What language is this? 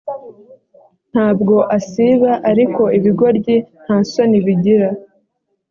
Kinyarwanda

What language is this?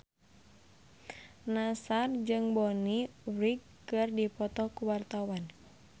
Sundanese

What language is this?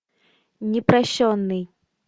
Russian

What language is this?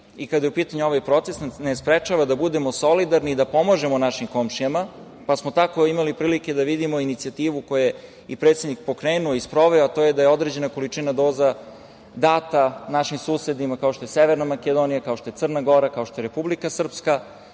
Serbian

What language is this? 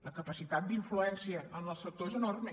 Catalan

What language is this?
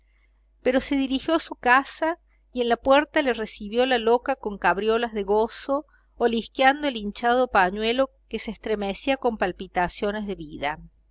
Spanish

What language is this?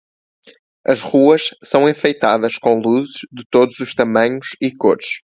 Portuguese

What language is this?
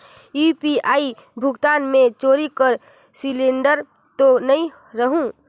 Chhattisgarhi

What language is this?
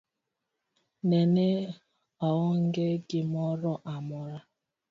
Luo (Kenya and Tanzania)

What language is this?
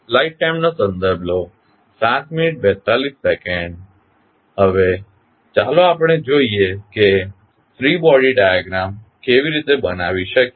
Gujarati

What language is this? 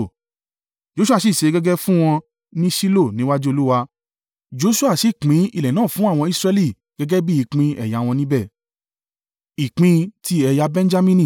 Yoruba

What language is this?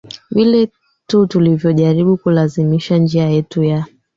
Swahili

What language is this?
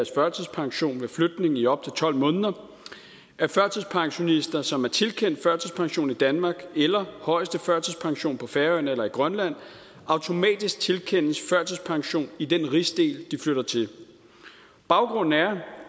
Danish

